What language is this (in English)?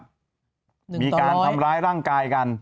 Thai